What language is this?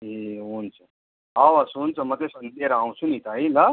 Nepali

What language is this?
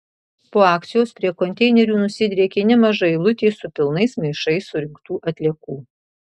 Lithuanian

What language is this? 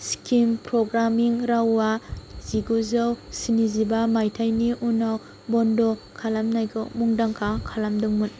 Bodo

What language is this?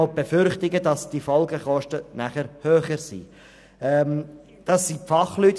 Swiss German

